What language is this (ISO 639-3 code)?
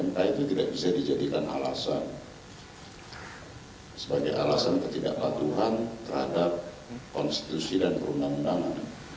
ind